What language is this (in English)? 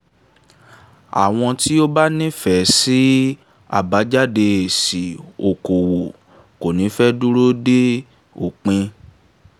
Yoruba